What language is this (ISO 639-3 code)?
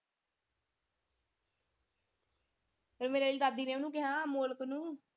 pan